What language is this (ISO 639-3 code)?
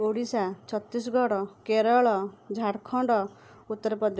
ori